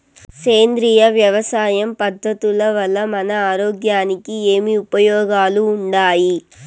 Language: Telugu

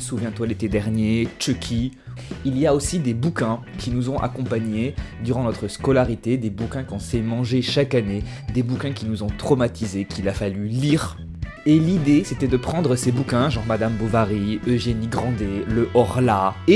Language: French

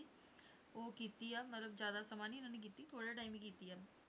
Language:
Punjabi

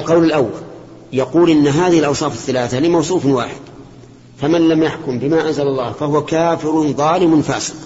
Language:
Arabic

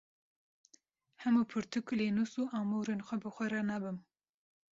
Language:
Kurdish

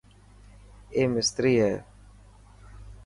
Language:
Dhatki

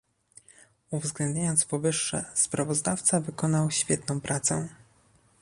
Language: Polish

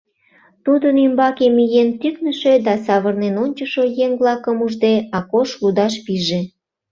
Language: Mari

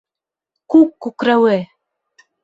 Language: Bashkir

